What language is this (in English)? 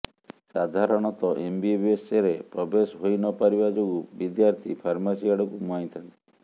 Odia